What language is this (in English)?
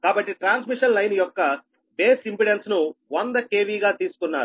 Telugu